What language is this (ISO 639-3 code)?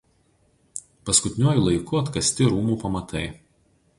lit